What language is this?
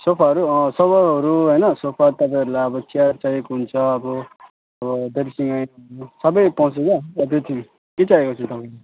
Nepali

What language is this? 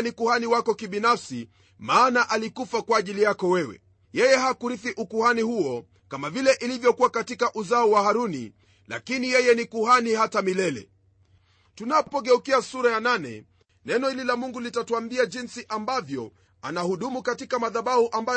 Swahili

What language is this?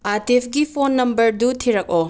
Manipuri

